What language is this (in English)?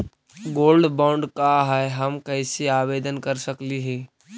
Magahi